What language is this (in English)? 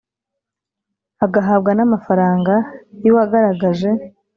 Kinyarwanda